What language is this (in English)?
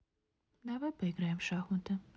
Russian